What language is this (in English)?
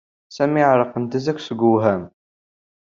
Kabyle